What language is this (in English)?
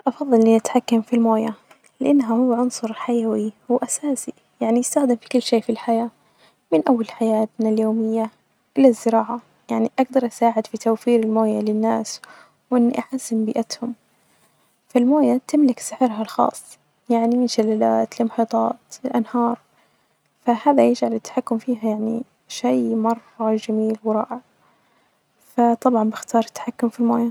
Najdi Arabic